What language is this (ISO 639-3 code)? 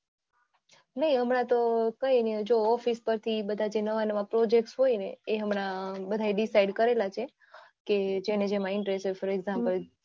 guj